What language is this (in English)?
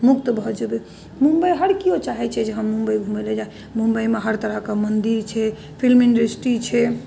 Maithili